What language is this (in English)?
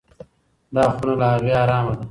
Pashto